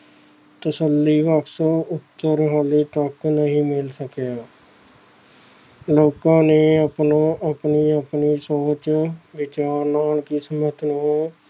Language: Punjabi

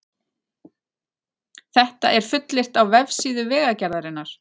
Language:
Icelandic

